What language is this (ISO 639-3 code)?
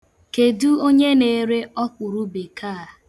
ibo